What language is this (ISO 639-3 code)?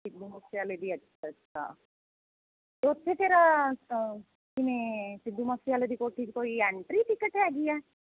pan